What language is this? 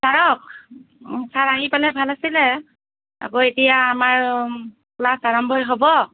Assamese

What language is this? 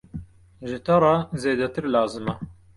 Kurdish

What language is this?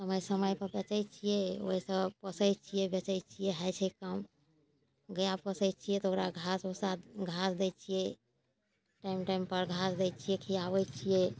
Maithili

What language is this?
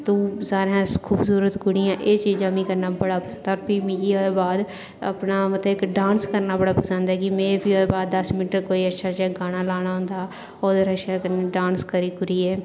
Dogri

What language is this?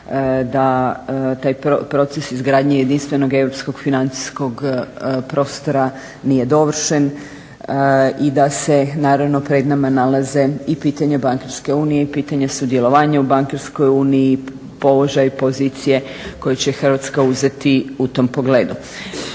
Croatian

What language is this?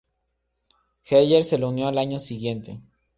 Spanish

